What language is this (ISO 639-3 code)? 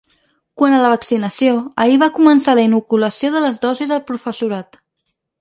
cat